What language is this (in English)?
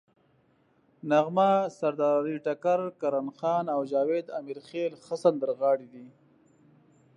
Pashto